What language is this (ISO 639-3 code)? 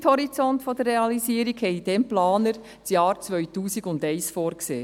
gsw